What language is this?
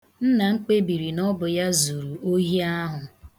Igbo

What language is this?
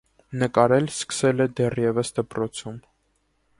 Armenian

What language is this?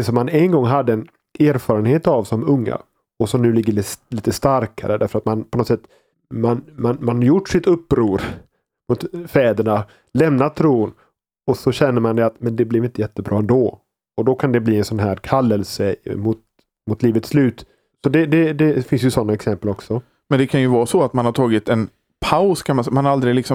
Swedish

